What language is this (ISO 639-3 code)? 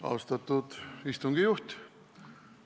est